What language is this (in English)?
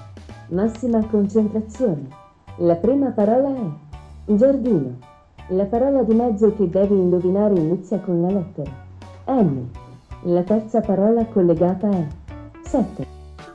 Italian